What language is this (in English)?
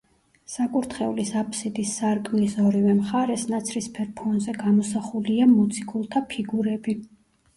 Georgian